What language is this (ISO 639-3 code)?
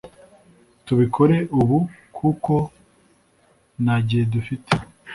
kin